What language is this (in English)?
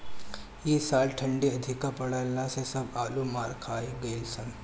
Bhojpuri